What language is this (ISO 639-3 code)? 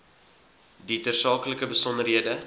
afr